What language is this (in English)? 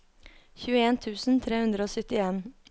Norwegian